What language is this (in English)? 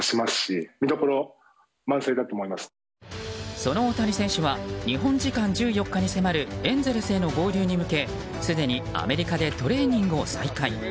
Japanese